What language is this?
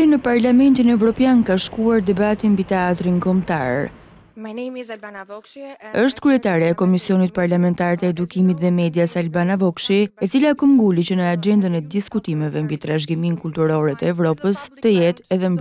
Dutch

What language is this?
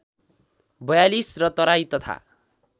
Nepali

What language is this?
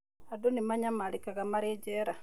Kikuyu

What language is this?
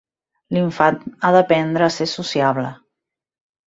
Catalan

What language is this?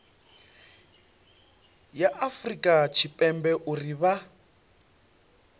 Venda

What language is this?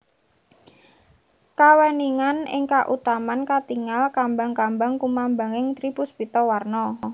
Javanese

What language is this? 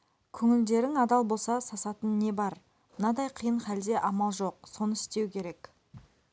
Kazakh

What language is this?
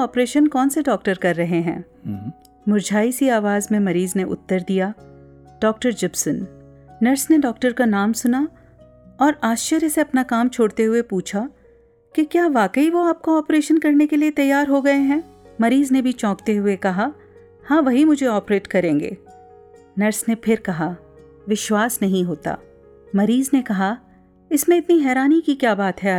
Hindi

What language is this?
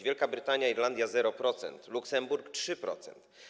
Polish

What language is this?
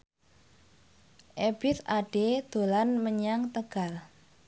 Javanese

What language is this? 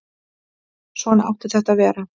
Icelandic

